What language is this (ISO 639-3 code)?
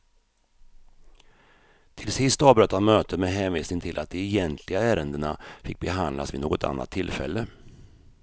swe